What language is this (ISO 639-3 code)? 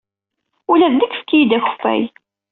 kab